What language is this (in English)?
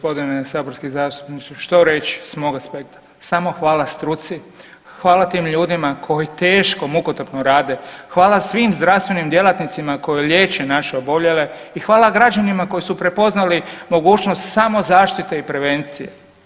Croatian